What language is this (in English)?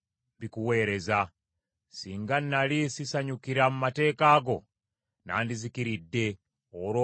Ganda